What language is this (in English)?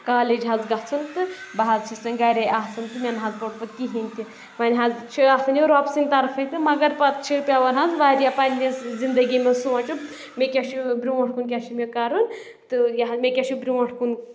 Kashmiri